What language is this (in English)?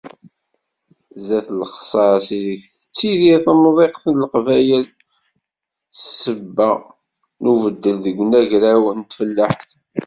Kabyle